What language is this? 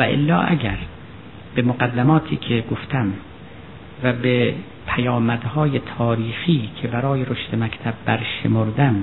Persian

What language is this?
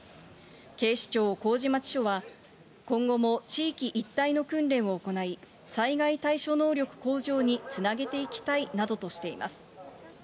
Japanese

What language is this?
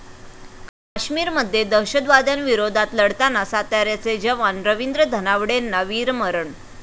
Marathi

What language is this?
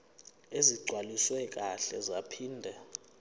Zulu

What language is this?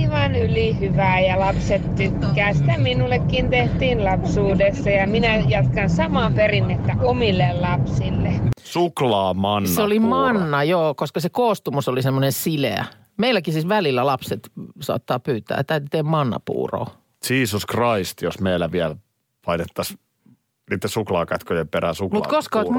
Finnish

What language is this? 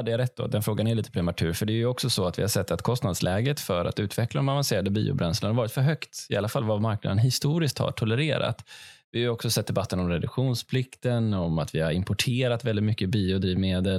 Swedish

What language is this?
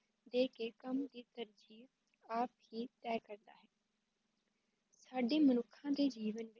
Punjabi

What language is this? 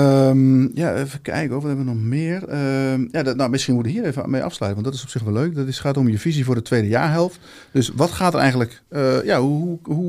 Dutch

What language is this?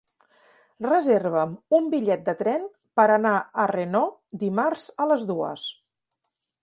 Catalan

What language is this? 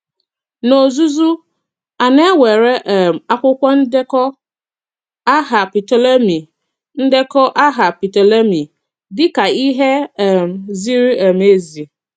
Igbo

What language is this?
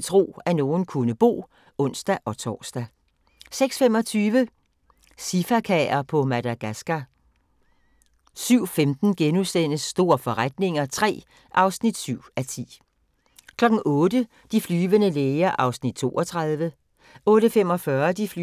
Danish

